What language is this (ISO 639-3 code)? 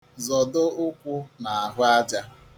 ibo